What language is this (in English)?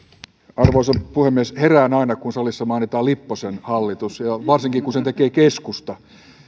Finnish